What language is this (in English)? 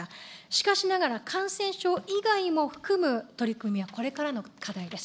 Japanese